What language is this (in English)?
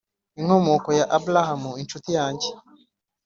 Kinyarwanda